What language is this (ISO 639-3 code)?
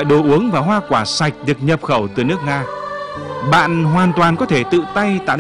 vie